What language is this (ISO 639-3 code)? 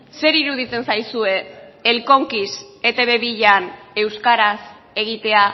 eus